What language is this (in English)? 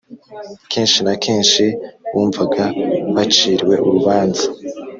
Kinyarwanda